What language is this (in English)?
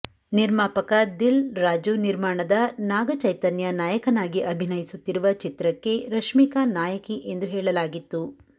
Kannada